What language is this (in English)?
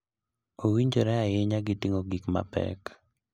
Luo (Kenya and Tanzania)